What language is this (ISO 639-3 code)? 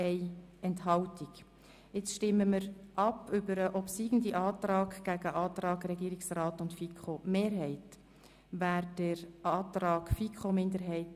gsw